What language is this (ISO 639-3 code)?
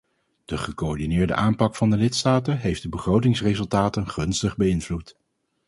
nld